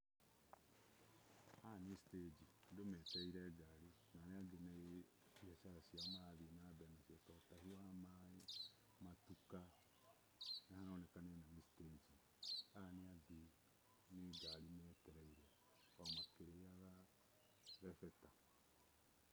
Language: Kikuyu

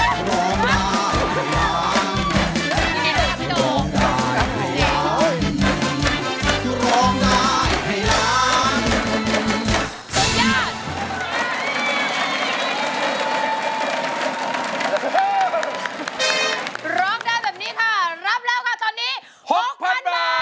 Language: Thai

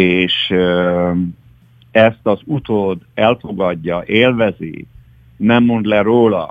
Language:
Hungarian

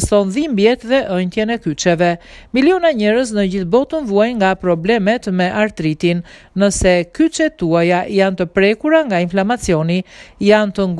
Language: Romanian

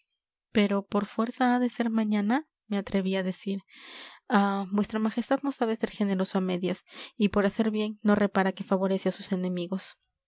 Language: Spanish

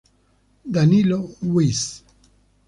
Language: Italian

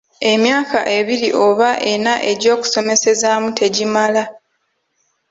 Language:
Ganda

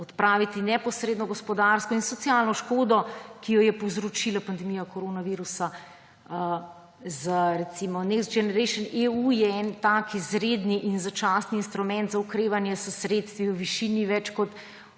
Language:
Slovenian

